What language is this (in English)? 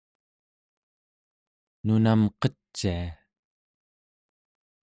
Central Yupik